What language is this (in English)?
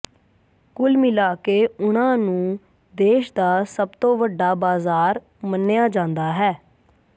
Punjabi